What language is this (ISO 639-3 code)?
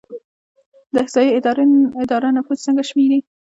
pus